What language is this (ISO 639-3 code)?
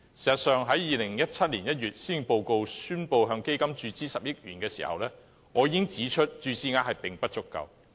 yue